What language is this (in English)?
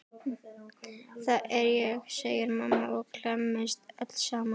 Icelandic